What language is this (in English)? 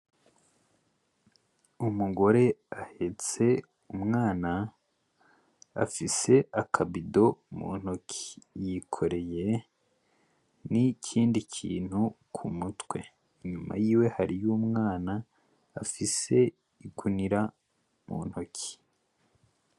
Rundi